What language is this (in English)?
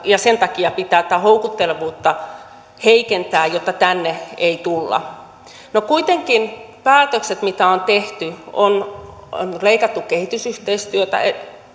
Finnish